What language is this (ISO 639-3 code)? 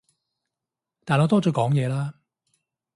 yue